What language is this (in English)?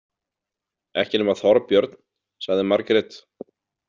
Icelandic